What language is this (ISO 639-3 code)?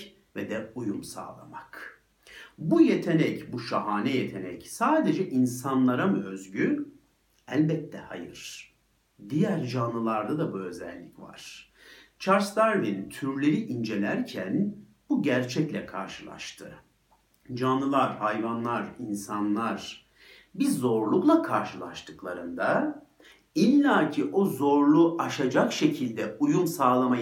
tur